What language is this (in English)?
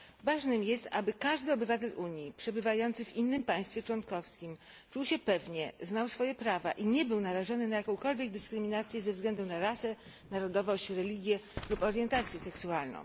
Polish